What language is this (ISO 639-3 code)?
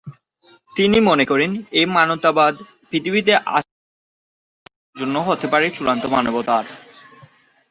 ben